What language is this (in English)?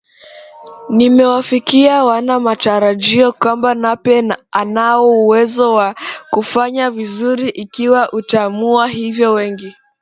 Swahili